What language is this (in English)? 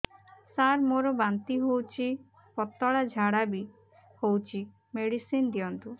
Odia